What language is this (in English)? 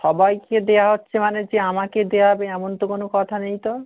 Bangla